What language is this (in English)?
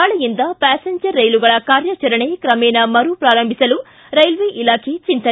Kannada